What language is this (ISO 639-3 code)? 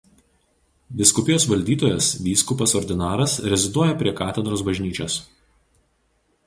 lit